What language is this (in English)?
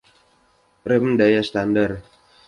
Indonesian